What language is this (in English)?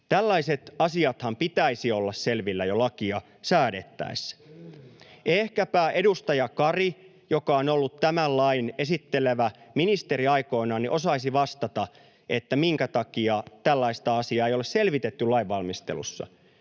Finnish